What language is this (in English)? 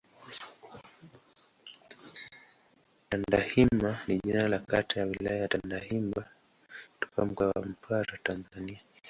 Swahili